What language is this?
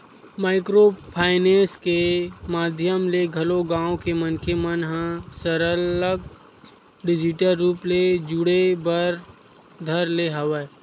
Chhattisgarhi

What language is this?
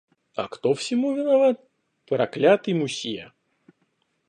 Russian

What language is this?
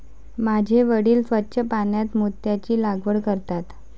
Marathi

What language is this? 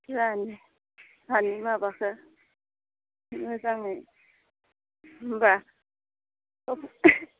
Bodo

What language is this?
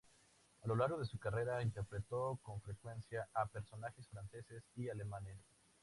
Spanish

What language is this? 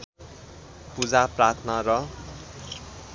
Nepali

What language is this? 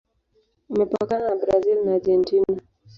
Swahili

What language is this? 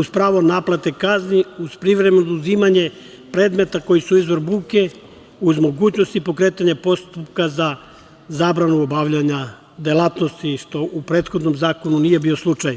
Serbian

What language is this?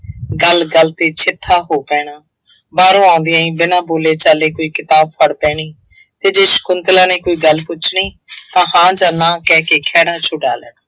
Punjabi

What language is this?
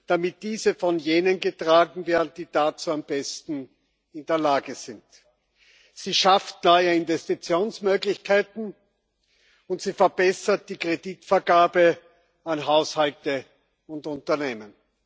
German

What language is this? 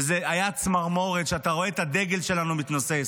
Hebrew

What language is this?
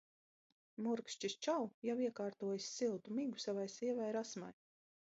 Latvian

